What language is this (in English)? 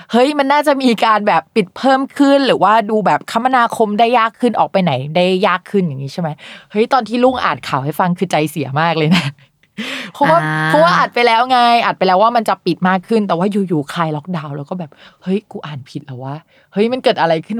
Thai